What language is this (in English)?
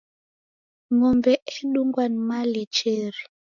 Taita